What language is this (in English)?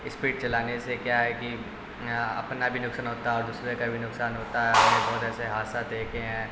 Urdu